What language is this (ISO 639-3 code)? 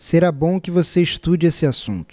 por